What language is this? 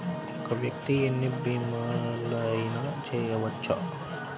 Telugu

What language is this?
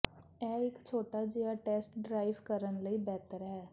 Punjabi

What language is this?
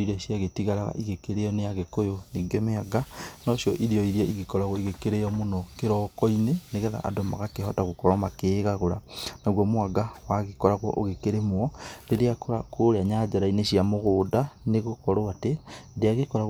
Kikuyu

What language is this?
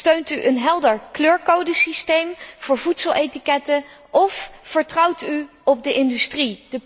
Dutch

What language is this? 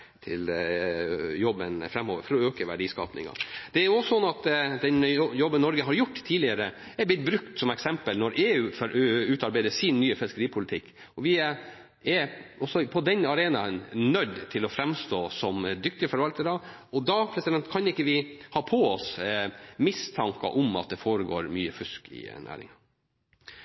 Norwegian Nynorsk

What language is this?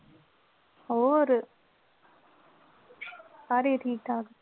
Punjabi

